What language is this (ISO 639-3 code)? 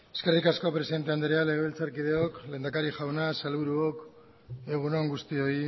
eus